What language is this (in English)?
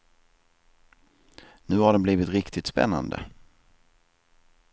Swedish